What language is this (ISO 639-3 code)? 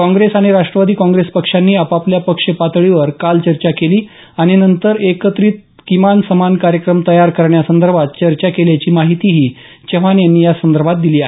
mar